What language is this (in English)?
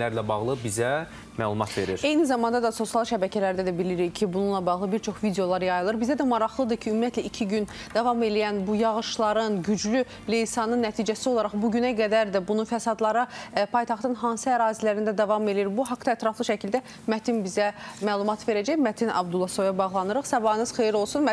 Turkish